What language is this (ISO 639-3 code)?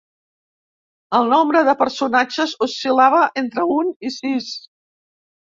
cat